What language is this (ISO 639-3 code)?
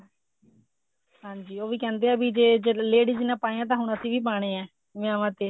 pan